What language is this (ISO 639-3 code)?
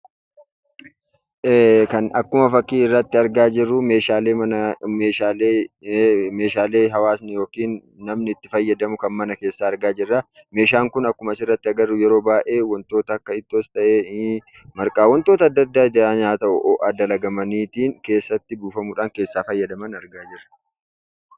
orm